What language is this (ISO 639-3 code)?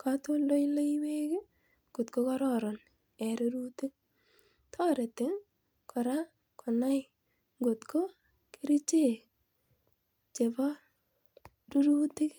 kln